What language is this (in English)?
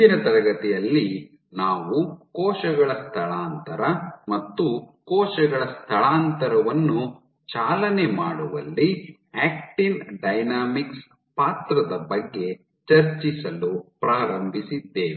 Kannada